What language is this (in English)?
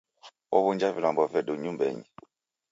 Taita